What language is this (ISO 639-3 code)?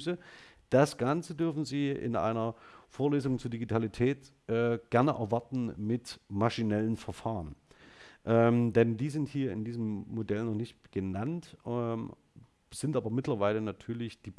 deu